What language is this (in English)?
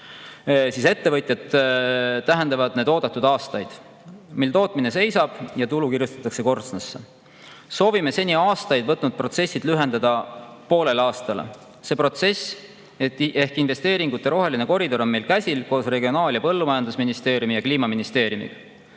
Estonian